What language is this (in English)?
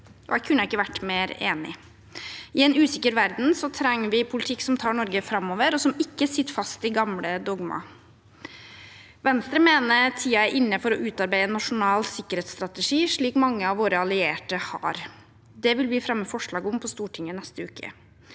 Norwegian